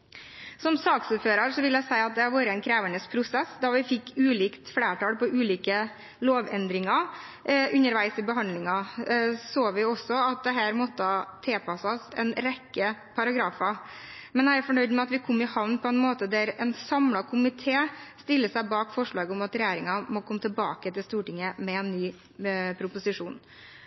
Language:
Norwegian Bokmål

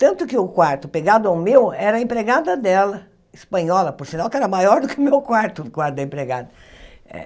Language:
Portuguese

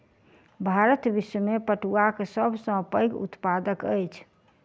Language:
Maithili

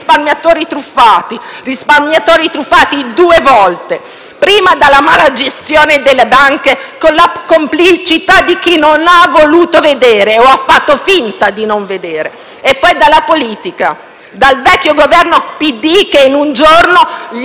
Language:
Italian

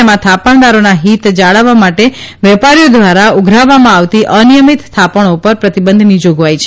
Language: Gujarati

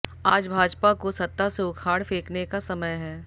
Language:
Hindi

